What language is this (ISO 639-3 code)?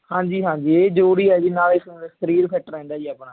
pan